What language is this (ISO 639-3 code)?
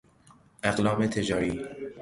fas